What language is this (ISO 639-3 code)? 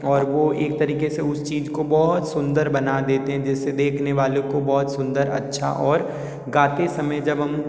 hin